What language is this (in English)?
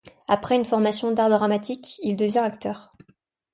French